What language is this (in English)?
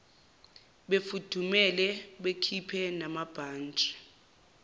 Zulu